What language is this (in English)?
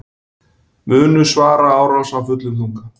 Icelandic